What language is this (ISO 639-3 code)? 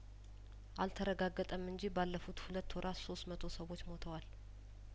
amh